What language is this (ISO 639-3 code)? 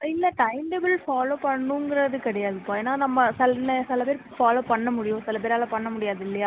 tam